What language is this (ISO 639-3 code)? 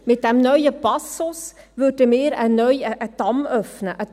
gsw